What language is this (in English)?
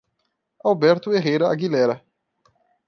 Portuguese